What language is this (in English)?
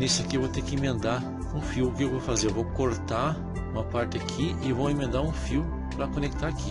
Portuguese